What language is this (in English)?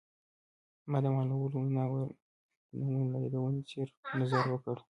Pashto